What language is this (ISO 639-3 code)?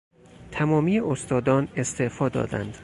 fas